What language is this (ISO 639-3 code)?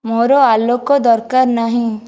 ori